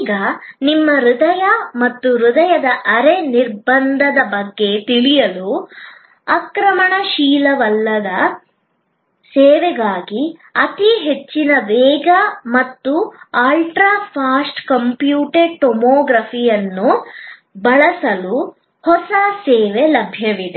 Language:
Kannada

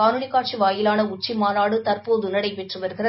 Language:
Tamil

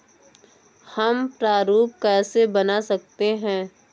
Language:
Hindi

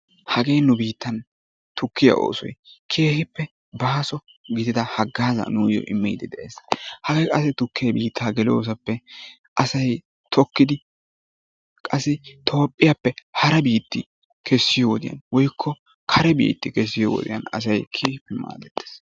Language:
Wolaytta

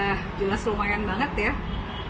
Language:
Indonesian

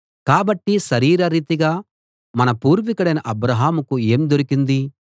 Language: Telugu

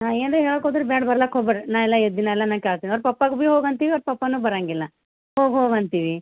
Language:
Kannada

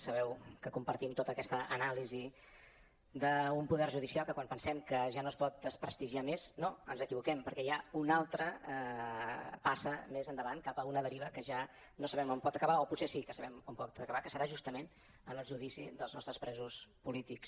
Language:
Catalan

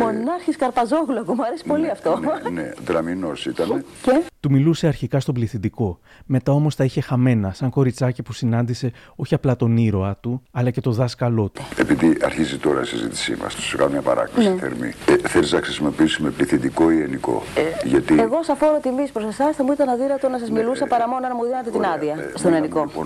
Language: Greek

